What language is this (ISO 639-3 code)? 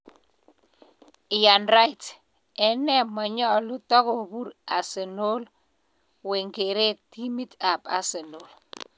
kln